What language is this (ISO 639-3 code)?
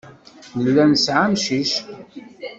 kab